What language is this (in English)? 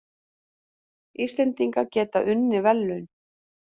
Icelandic